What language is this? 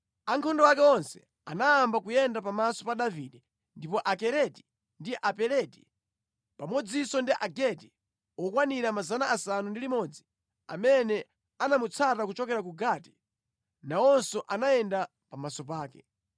Nyanja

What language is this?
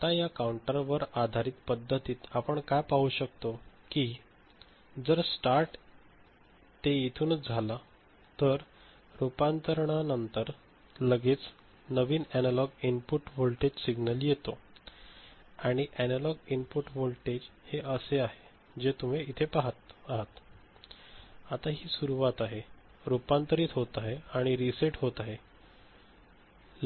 Marathi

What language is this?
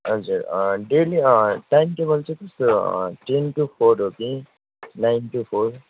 Nepali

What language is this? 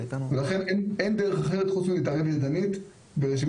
Hebrew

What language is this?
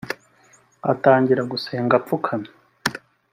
Kinyarwanda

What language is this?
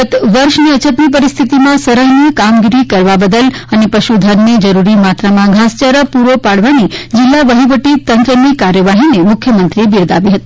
Gujarati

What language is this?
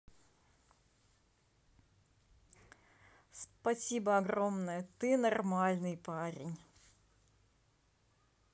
Russian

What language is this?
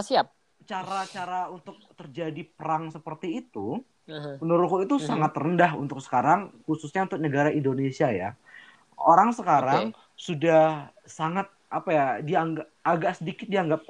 Indonesian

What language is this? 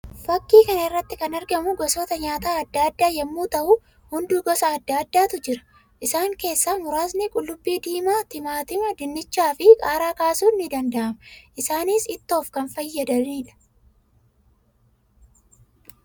Oromo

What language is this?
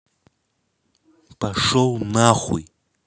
Russian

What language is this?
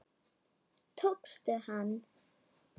Icelandic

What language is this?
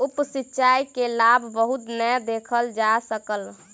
Maithili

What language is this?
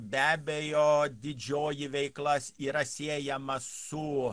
Lithuanian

